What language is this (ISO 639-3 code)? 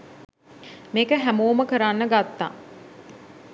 sin